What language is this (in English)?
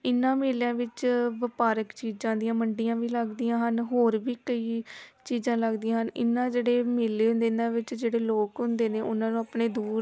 Punjabi